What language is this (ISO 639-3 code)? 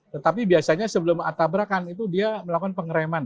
ind